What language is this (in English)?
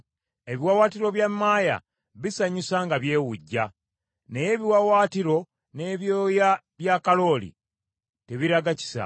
Ganda